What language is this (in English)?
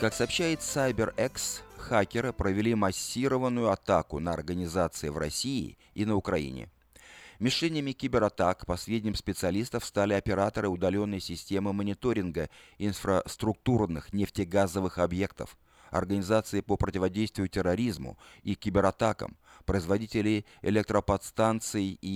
Russian